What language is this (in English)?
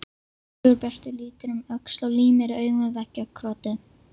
Icelandic